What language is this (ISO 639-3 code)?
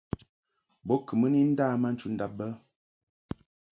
mhk